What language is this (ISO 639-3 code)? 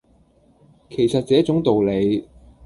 yue